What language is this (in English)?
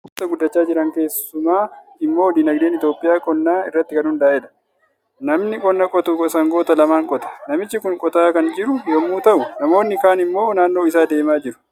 Oromo